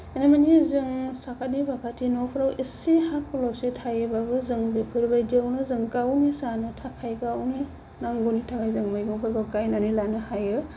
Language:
Bodo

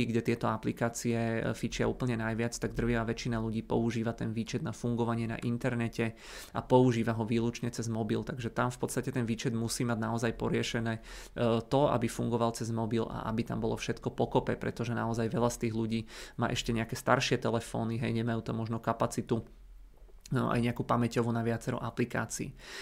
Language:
Czech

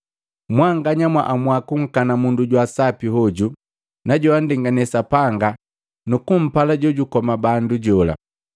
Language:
Matengo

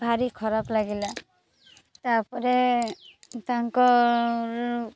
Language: Odia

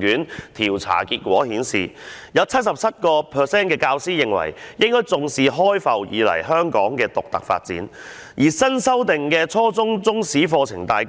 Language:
Cantonese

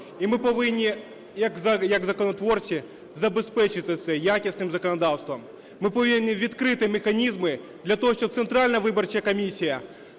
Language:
Ukrainian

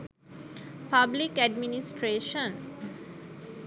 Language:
Sinhala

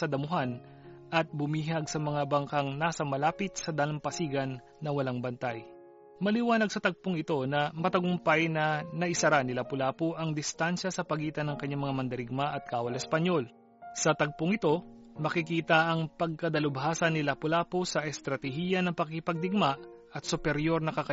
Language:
Filipino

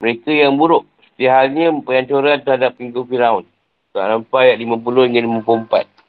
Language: Malay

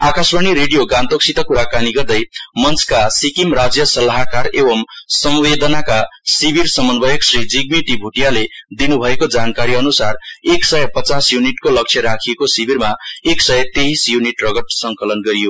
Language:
Nepali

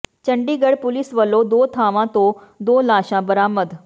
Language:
Punjabi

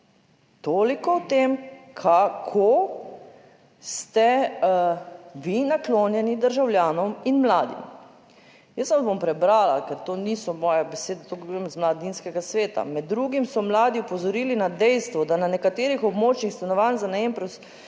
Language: Slovenian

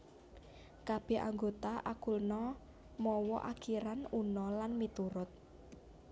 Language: Javanese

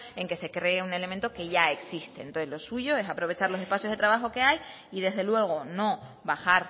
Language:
Spanish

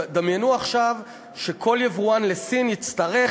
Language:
Hebrew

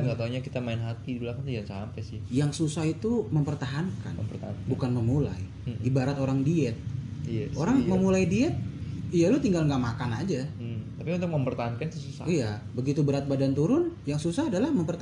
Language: Indonesian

